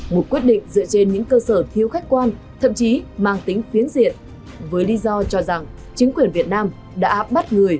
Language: Vietnamese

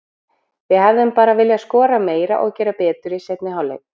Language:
Icelandic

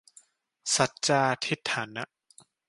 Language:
Thai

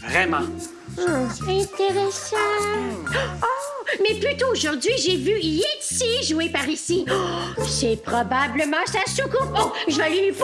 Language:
French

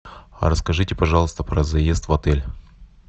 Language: Russian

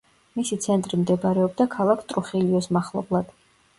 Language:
Georgian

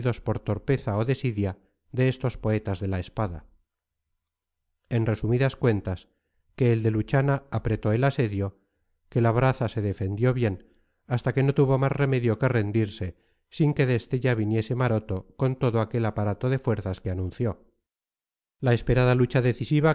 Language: Spanish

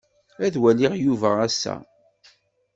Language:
Kabyle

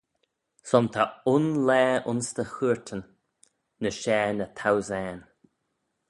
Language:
Manx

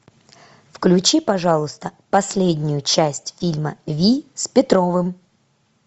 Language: Russian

